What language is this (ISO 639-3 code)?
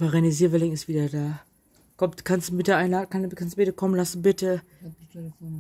deu